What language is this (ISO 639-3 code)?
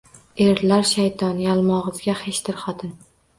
uzb